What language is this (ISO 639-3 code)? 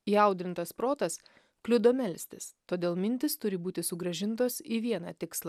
lit